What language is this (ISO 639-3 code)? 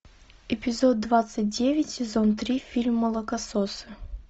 rus